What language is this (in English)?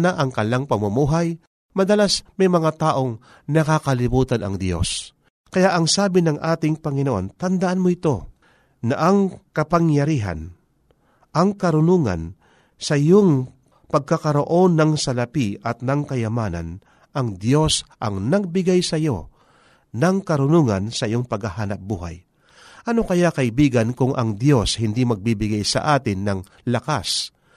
Filipino